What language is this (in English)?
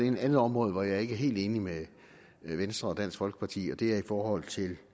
Danish